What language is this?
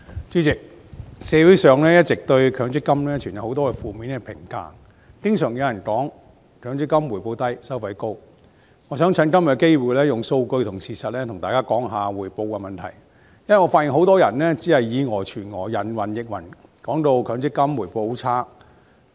Cantonese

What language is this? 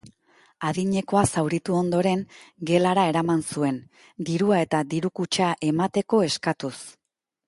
Basque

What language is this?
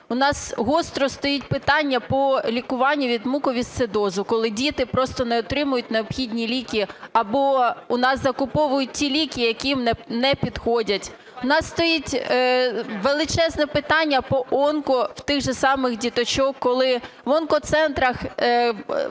Ukrainian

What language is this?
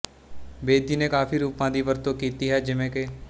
Punjabi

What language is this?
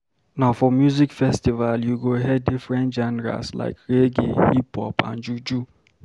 Nigerian Pidgin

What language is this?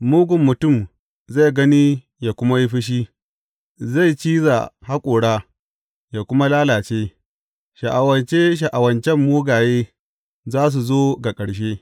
Hausa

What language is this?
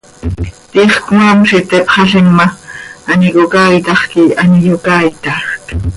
Seri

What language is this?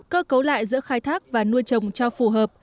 Vietnamese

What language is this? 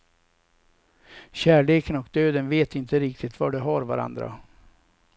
Swedish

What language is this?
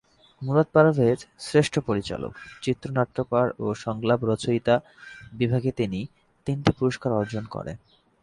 Bangla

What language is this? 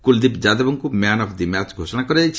Odia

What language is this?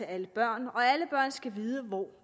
Danish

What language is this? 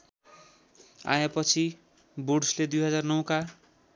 Nepali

